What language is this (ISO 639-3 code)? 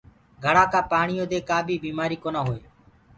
ggg